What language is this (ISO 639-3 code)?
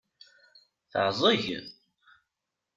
kab